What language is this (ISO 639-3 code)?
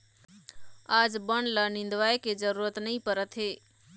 hne